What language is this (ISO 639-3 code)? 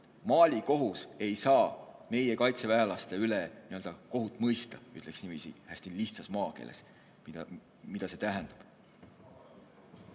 est